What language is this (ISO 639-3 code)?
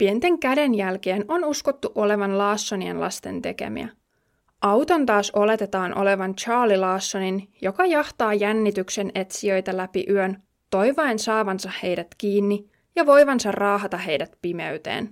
fin